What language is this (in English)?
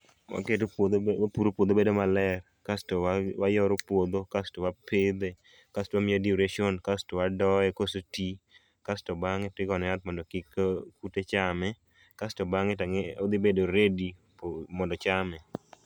Luo (Kenya and Tanzania)